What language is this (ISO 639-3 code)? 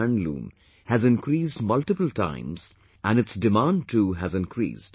eng